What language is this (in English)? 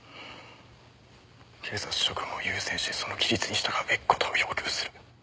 Japanese